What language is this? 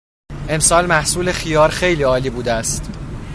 Persian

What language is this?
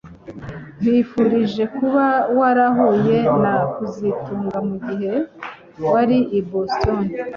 Kinyarwanda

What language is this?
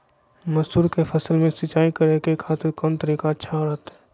Magahi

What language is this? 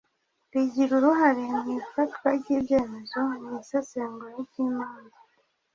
Kinyarwanda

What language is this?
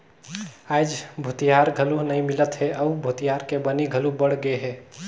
Chhattisgarhi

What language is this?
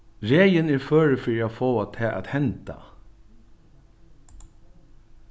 Faroese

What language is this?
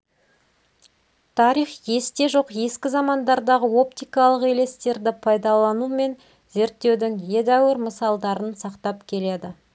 Kazakh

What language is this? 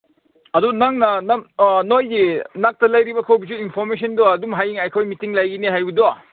Manipuri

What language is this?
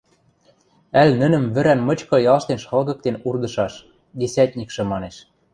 Western Mari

